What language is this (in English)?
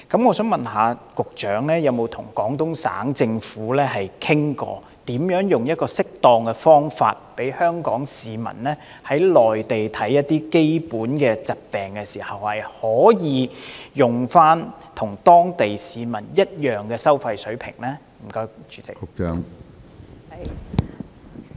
Cantonese